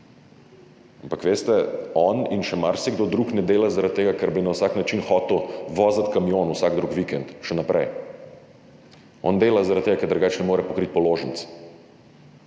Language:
Slovenian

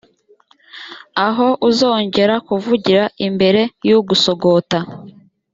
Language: Kinyarwanda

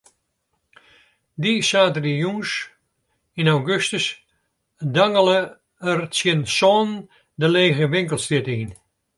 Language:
Western Frisian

